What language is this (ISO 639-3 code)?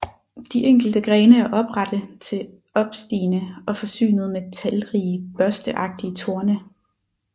dan